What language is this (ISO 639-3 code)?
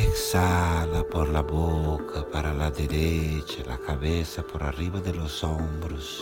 por